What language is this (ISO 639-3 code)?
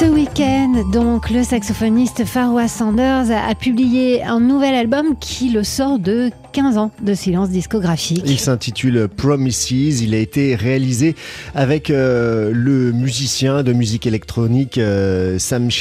fra